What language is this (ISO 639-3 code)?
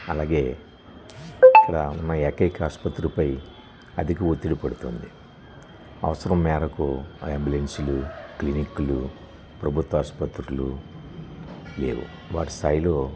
tel